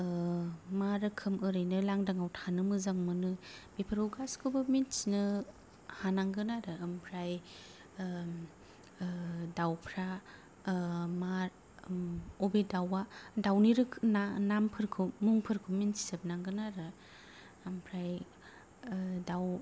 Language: Bodo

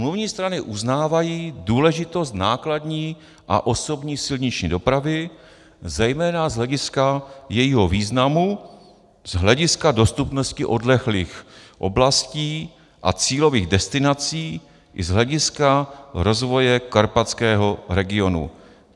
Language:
Czech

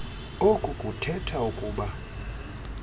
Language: Xhosa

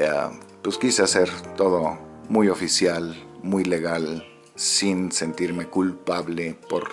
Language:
Spanish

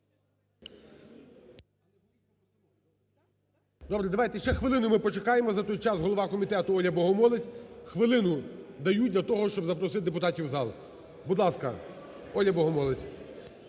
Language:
Ukrainian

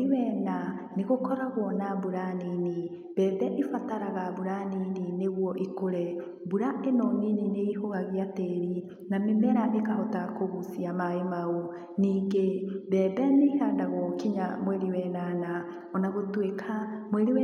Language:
Kikuyu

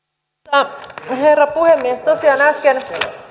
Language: Finnish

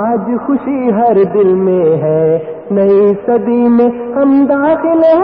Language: Urdu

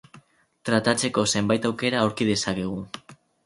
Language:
Basque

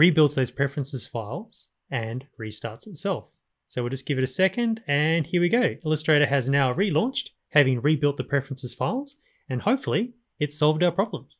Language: English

